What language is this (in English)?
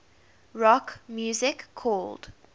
English